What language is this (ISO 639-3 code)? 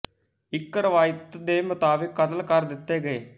pan